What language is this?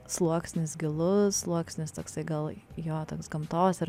Lithuanian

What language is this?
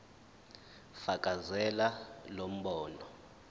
Zulu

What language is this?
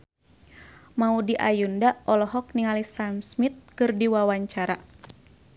Sundanese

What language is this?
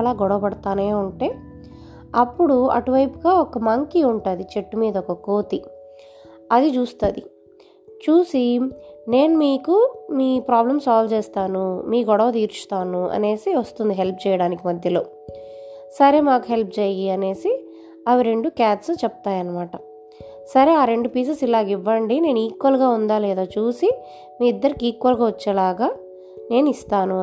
Telugu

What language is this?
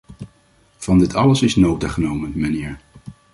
Dutch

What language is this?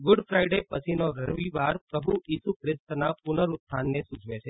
Gujarati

